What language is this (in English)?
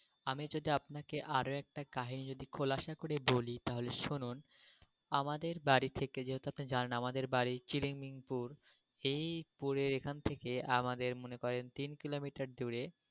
Bangla